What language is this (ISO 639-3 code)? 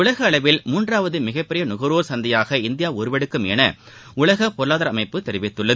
tam